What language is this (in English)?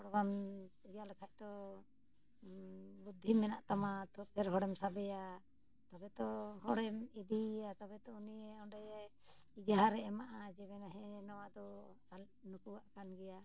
Santali